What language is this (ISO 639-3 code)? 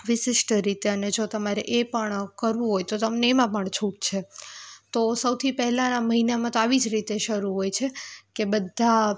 guj